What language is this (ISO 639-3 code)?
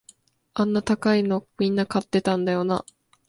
jpn